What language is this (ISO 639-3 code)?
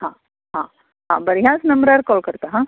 kok